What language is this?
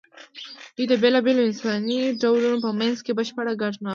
Pashto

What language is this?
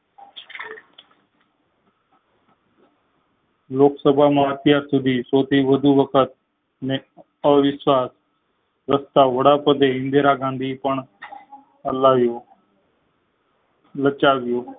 Gujarati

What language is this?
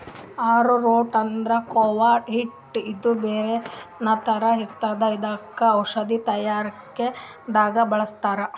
Kannada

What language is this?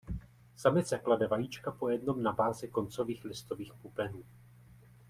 Czech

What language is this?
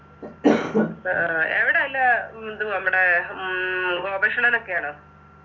Malayalam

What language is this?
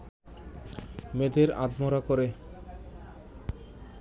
Bangla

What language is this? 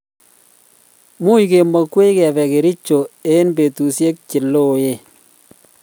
Kalenjin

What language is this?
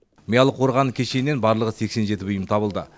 Kazakh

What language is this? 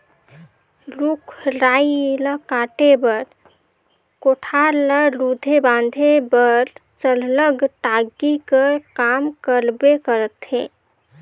Chhattisgarhi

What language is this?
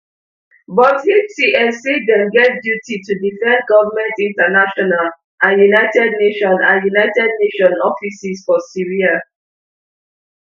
Nigerian Pidgin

